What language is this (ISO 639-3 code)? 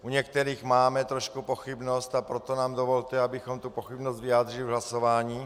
ces